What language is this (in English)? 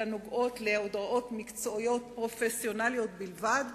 Hebrew